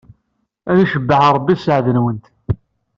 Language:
Kabyle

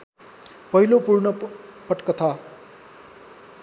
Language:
Nepali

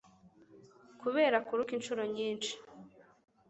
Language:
Kinyarwanda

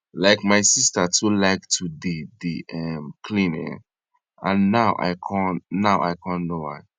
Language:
Nigerian Pidgin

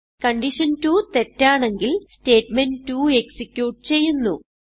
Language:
Malayalam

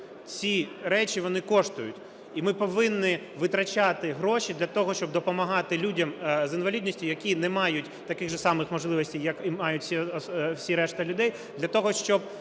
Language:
Ukrainian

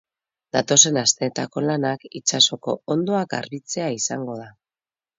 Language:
Basque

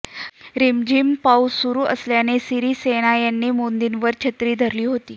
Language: Marathi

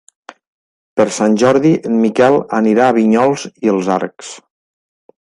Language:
Catalan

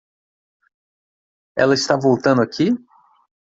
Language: Portuguese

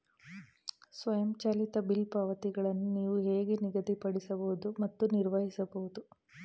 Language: Kannada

